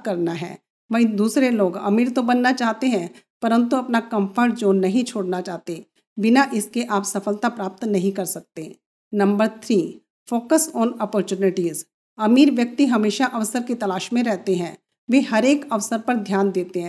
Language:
Hindi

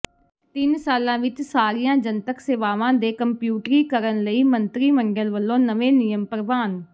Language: Punjabi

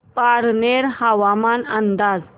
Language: Marathi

